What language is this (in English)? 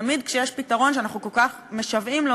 Hebrew